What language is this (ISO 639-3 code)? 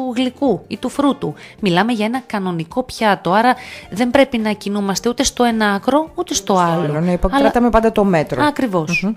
ell